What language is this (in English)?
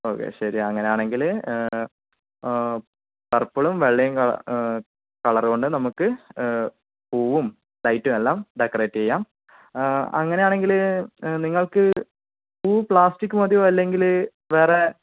Malayalam